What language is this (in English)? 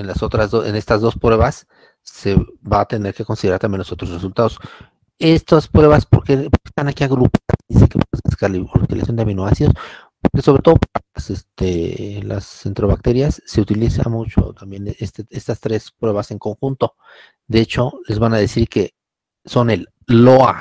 Spanish